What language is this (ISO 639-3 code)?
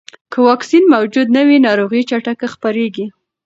pus